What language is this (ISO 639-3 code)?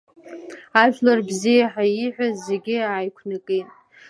abk